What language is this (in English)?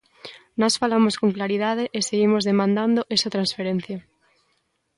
Galician